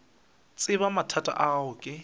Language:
Northern Sotho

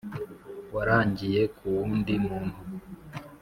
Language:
Kinyarwanda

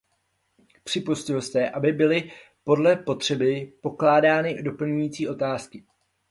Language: Czech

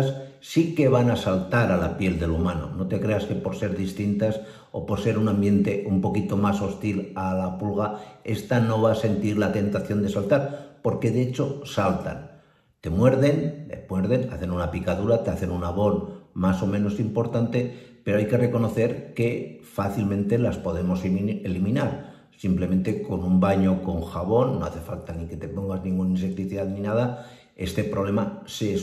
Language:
Spanish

